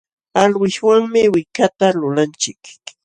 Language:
Jauja Wanca Quechua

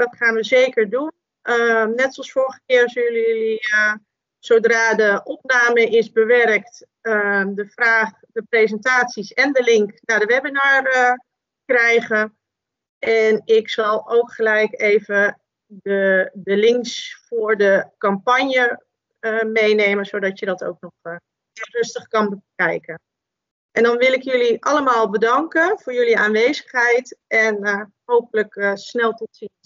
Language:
Dutch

